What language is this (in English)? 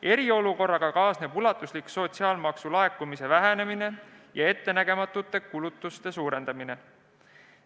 Estonian